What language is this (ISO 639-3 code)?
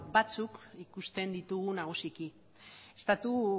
eus